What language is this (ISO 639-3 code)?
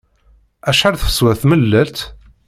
kab